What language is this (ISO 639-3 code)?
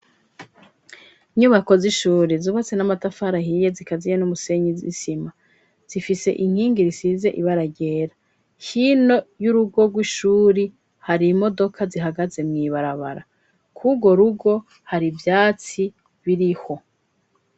run